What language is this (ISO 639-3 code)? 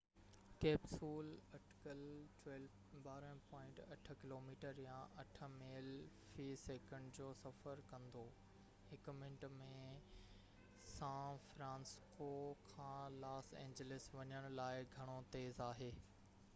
snd